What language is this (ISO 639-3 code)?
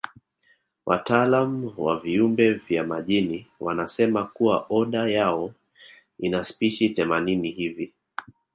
swa